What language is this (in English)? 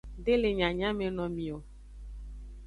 Aja (Benin)